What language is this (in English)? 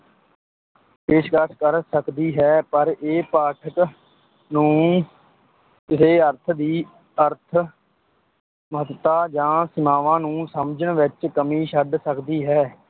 Punjabi